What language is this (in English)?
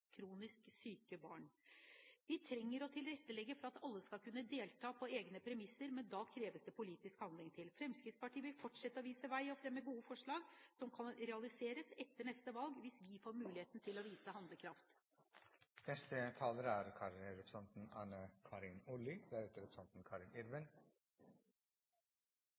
Norwegian Bokmål